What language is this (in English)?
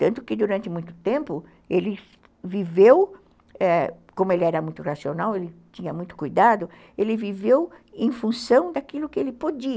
Portuguese